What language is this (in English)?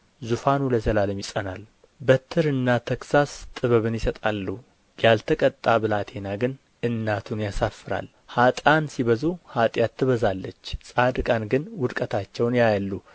Amharic